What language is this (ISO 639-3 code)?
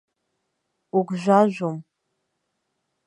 abk